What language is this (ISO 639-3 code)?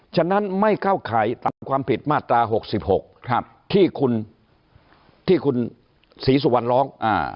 tha